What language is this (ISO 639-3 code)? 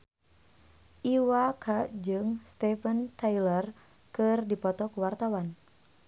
sun